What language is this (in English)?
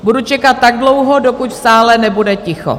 Czech